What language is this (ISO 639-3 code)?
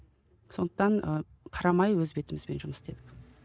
kaz